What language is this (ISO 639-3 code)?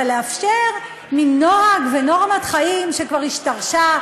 heb